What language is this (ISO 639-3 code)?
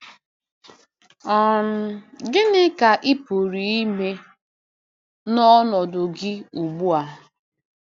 ibo